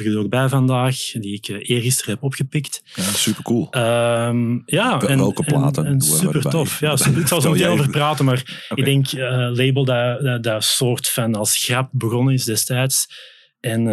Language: Dutch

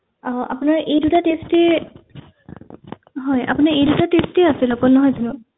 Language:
Assamese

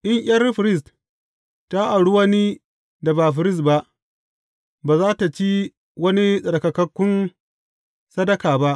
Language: Hausa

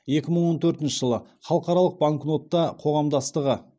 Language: Kazakh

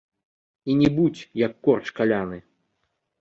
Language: Belarusian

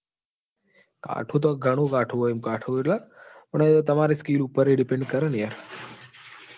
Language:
Gujarati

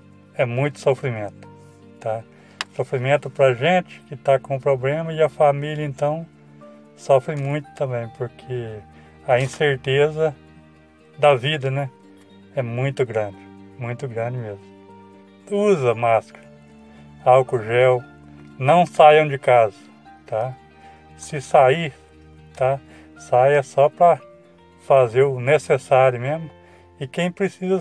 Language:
Portuguese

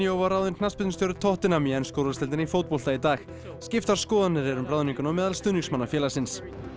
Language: Icelandic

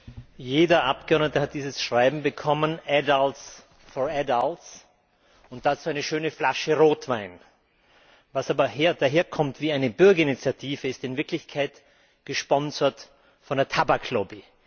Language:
German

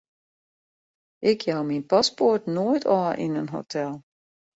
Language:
Western Frisian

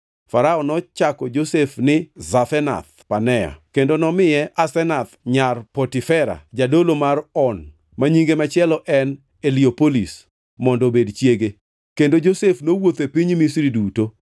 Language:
Luo (Kenya and Tanzania)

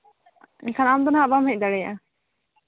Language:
Santali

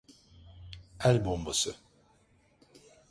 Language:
Turkish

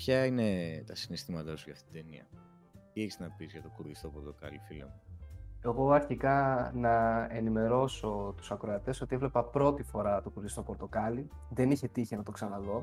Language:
Greek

